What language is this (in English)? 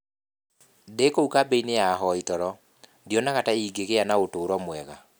Kikuyu